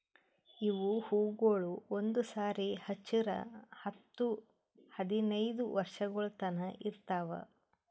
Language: Kannada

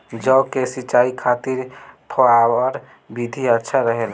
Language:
Bhojpuri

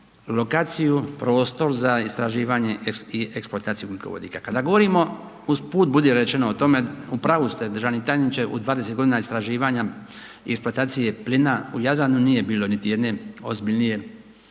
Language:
Croatian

